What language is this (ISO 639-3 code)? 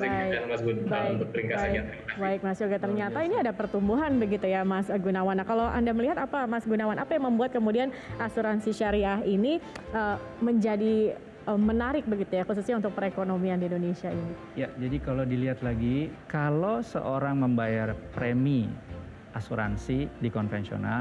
ind